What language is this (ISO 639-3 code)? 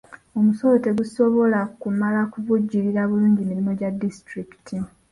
lug